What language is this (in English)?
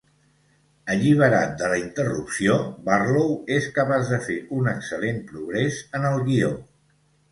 Catalan